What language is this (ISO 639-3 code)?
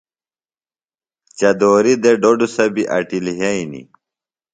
phl